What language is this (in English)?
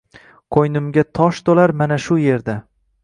Uzbek